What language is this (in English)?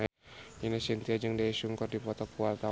Sundanese